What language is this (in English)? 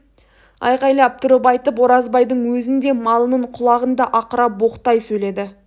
Kazakh